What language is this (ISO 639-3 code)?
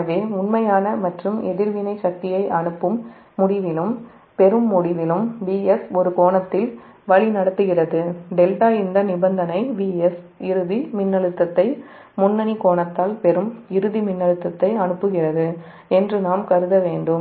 tam